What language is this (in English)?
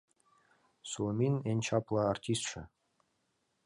Mari